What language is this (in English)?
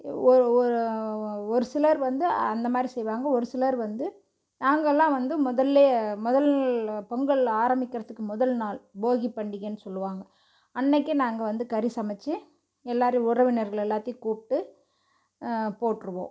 Tamil